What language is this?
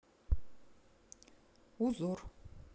Russian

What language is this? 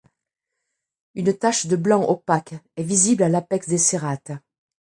French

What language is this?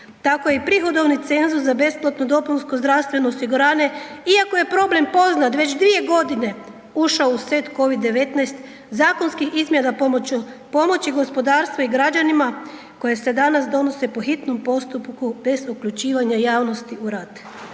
Croatian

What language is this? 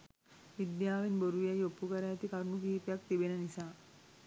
Sinhala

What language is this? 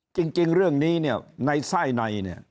Thai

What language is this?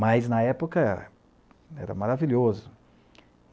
Portuguese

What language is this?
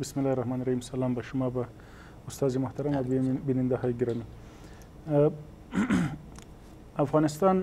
Persian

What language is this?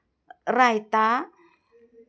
Marathi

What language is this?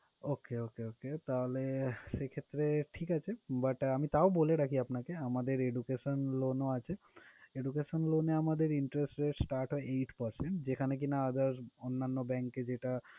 Bangla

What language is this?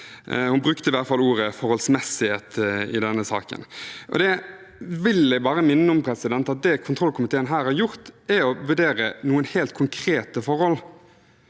Norwegian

